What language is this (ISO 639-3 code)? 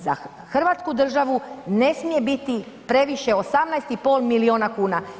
hrv